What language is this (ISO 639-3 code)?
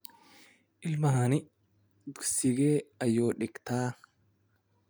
som